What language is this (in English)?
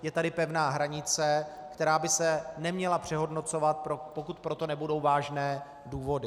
Czech